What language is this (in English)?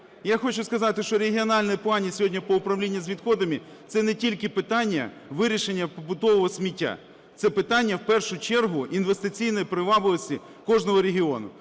Ukrainian